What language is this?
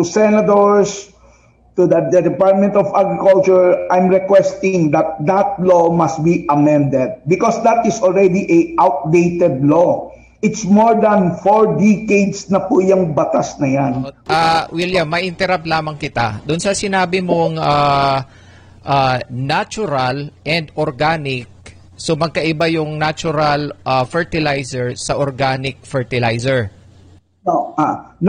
Filipino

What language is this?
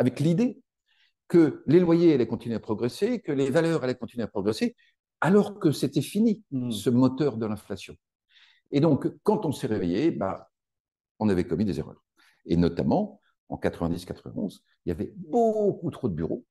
French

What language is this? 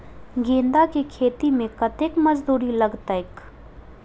Maithili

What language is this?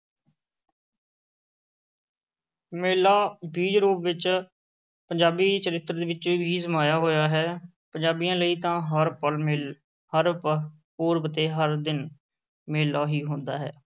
Punjabi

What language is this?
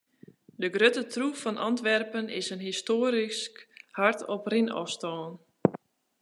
Western Frisian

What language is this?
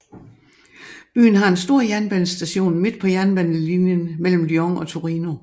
Danish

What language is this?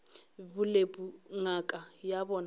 Northern Sotho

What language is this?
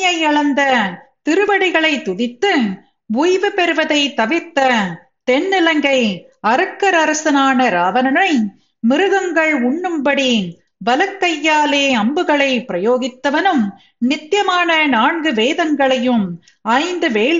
Tamil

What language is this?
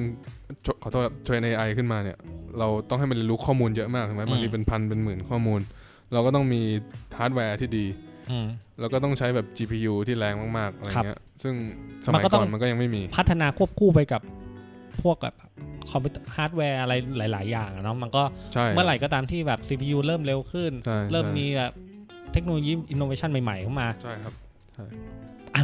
Thai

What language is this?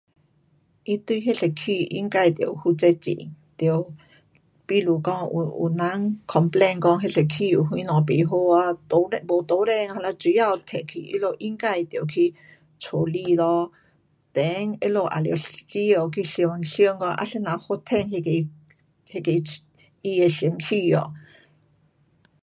Pu-Xian Chinese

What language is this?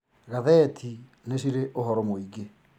Kikuyu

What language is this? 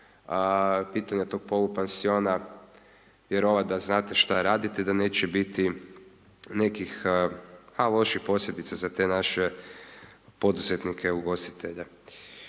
Croatian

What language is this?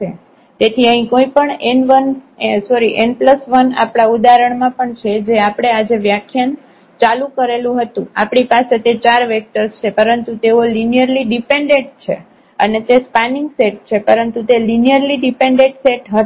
Gujarati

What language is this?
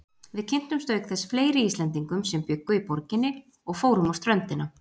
Icelandic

